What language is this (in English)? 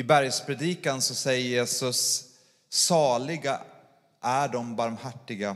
Swedish